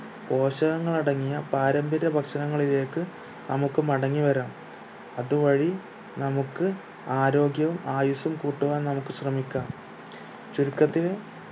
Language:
Malayalam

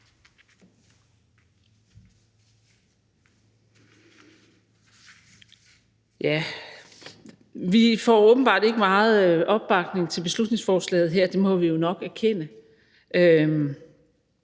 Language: Danish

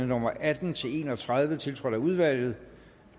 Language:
Danish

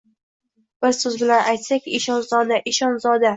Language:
Uzbek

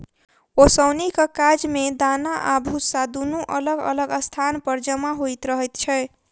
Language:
Maithili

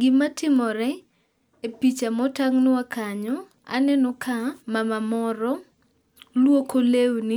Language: Luo (Kenya and Tanzania)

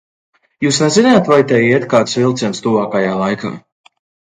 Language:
Latvian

